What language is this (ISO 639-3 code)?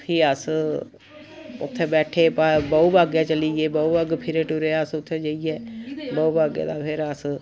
doi